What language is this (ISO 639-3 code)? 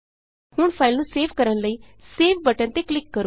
pan